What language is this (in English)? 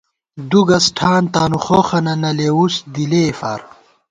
Gawar-Bati